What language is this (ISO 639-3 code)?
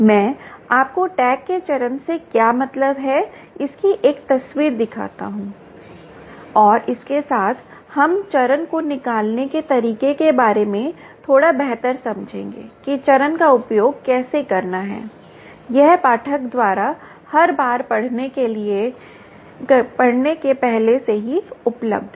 hin